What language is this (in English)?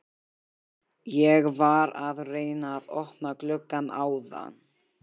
Icelandic